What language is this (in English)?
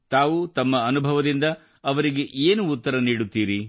Kannada